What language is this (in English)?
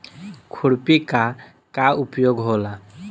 Bhojpuri